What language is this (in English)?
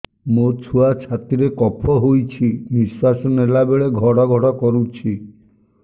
Odia